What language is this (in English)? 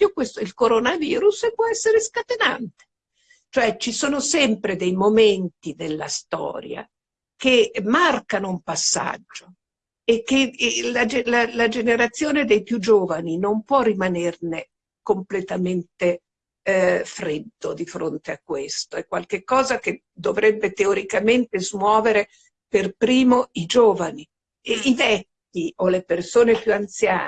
Italian